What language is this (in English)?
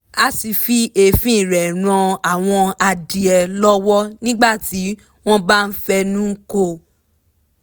Yoruba